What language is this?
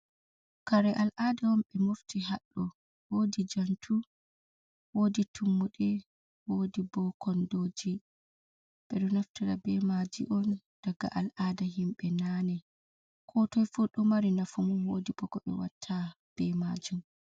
Fula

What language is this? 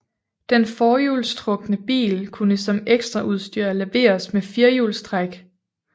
Danish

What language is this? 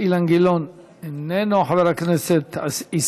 Hebrew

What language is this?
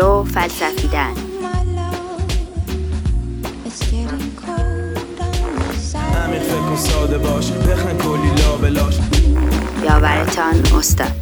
Persian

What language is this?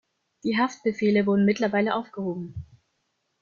German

